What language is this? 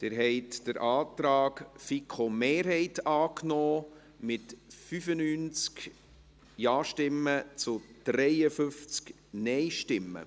Swiss German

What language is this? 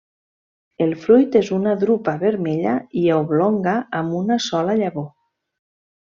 Catalan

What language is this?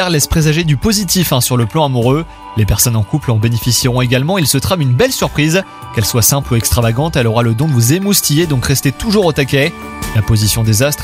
French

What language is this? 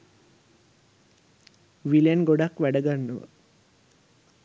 Sinhala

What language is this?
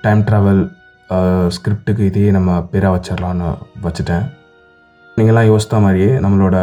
Tamil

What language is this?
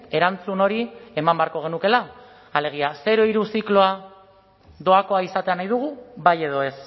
Basque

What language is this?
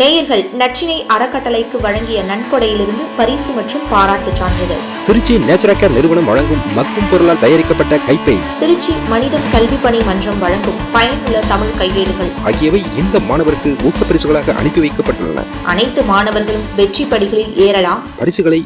Indonesian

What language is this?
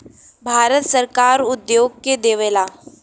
Bhojpuri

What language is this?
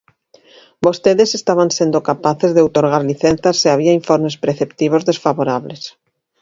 Galician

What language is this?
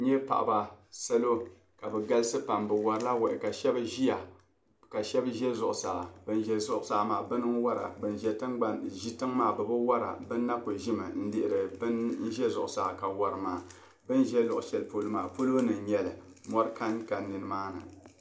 Dagbani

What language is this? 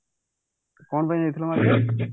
Odia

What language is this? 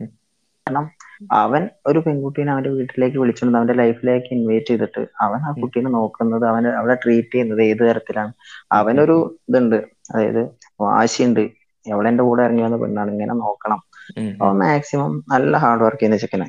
Malayalam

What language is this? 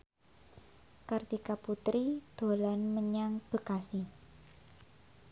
Javanese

